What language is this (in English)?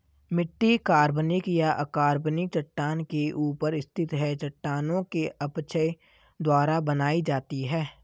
Hindi